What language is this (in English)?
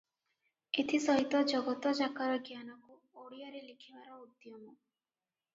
Odia